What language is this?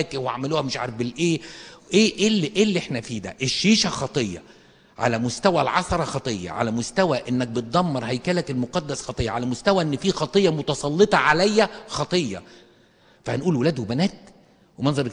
Arabic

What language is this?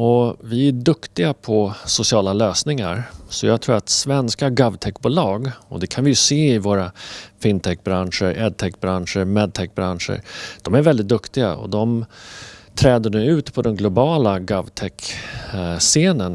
Swedish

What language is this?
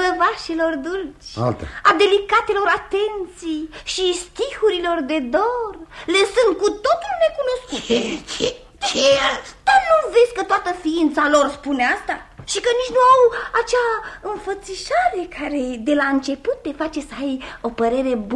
Romanian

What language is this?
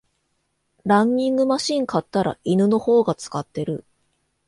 Japanese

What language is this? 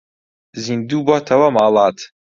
Central Kurdish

